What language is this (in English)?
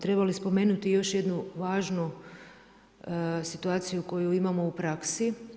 Croatian